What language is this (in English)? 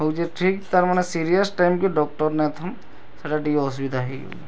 Odia